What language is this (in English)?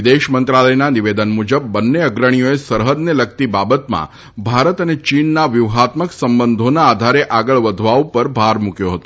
Gujarati